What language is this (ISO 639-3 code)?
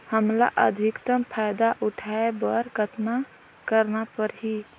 hne